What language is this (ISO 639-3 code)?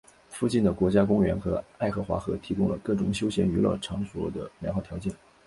zho